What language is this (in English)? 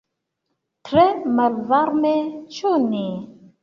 Esperanto